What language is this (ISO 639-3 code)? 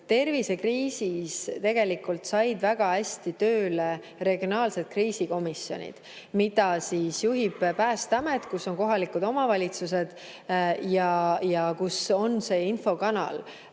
est